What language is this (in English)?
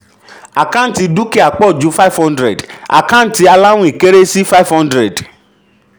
Yoruba